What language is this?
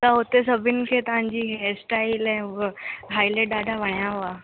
Sindhi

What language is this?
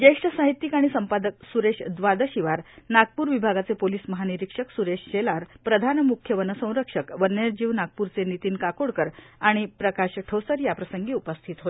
Marathi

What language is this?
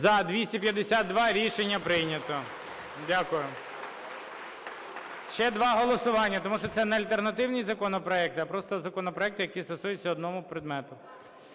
Ukrainian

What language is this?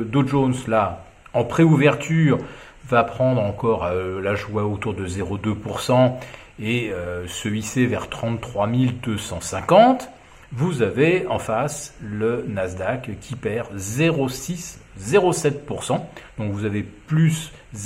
French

